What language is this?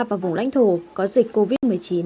Vietnamese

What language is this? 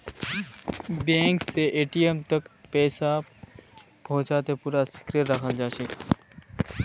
Magahi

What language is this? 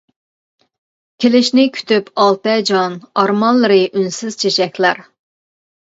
Uyghur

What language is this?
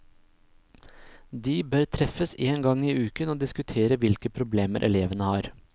Norwegian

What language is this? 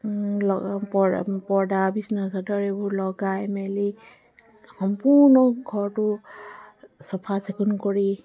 Assamese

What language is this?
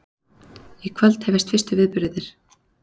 Icelandic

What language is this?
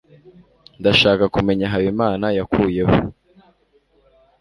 Kinyarwanda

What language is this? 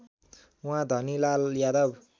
Nepali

